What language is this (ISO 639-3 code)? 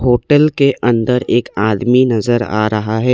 hin